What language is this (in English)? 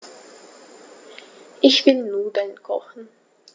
German